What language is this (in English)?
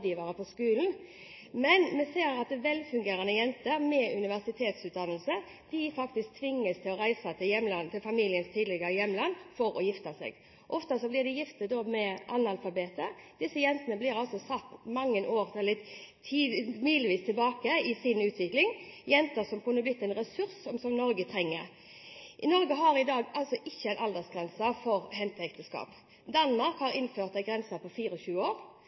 Norwegian Bokmål